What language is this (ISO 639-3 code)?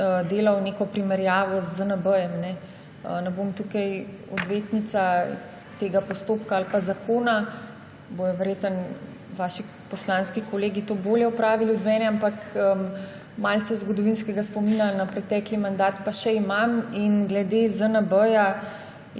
slv